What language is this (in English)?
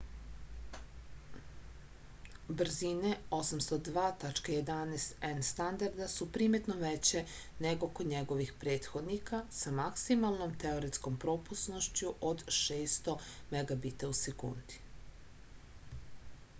Serbian